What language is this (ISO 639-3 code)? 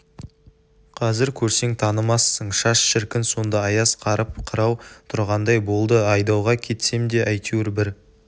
kaz